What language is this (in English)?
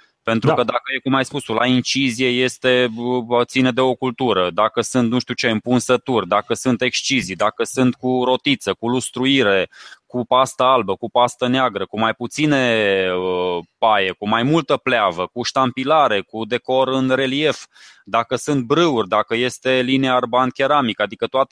Romanian